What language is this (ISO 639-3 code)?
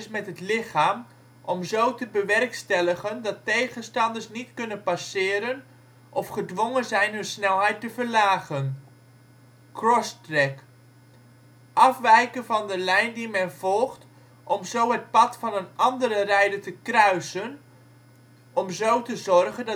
nld